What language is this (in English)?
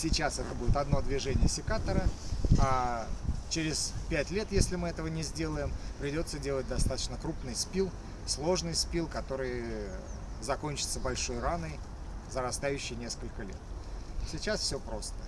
Russian